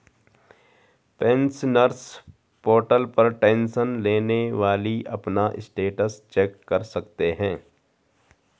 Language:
Hindi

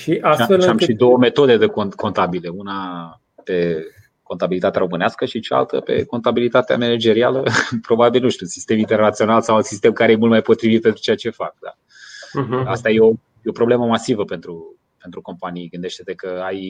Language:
Romanian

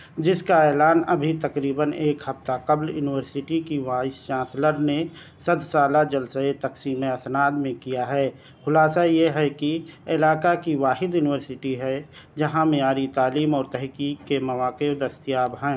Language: Urdu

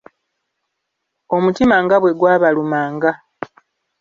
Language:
Ganda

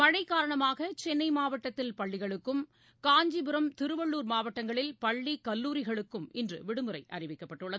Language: Tamil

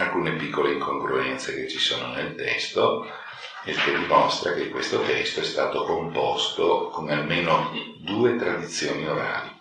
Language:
Italian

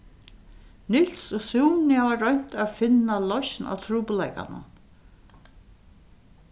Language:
Faroese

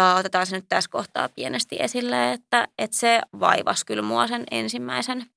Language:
Finnish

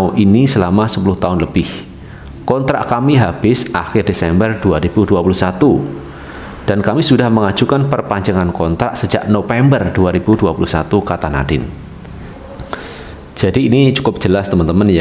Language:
Indonesian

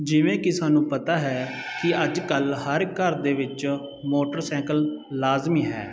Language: Punjabi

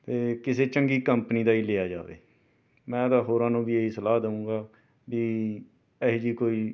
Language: Punjabi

